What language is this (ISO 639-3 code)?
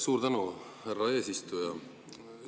est